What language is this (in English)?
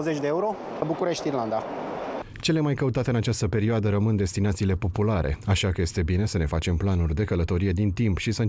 Romanian